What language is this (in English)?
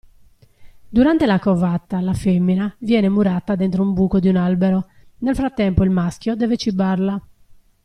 Italian